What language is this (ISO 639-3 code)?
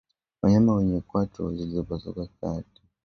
swa